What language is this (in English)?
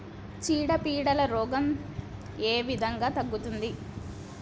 Telugu